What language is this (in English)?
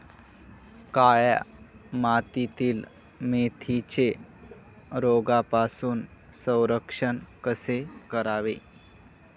Marathi